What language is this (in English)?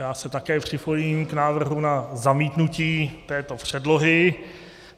Czech